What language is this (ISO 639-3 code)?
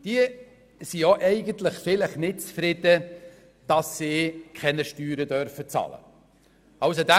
gsw